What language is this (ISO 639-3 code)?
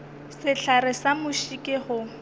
nso